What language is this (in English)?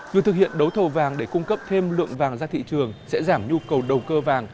Vietnamese